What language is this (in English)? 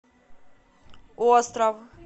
Russian